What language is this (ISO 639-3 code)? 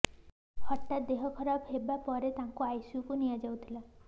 ori